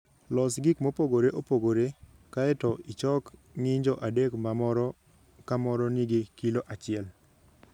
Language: Luo (Kenya and Tanzania)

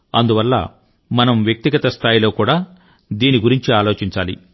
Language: Telugu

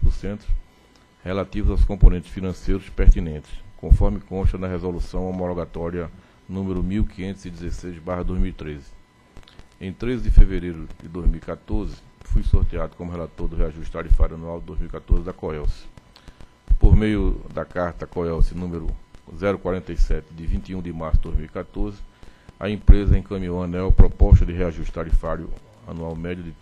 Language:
Portuguese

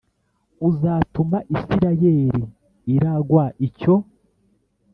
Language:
Kinyarwanda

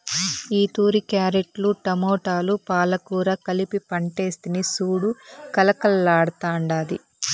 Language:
Telugu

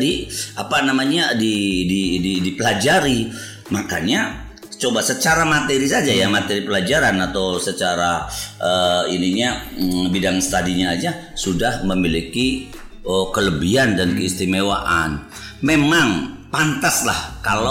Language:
Indonesian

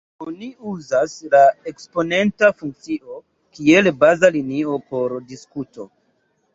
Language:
Esperanto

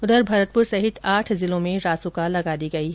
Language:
Hindi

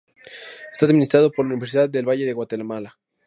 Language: Spanish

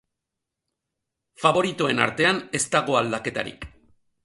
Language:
Basque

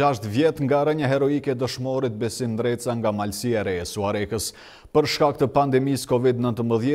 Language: Romanian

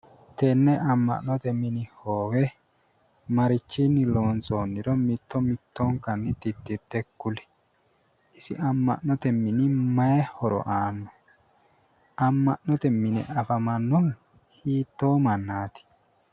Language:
Sidamo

